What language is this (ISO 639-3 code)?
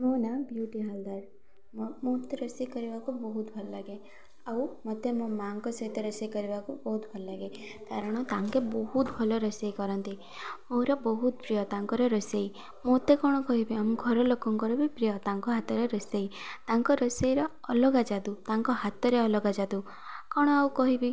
ori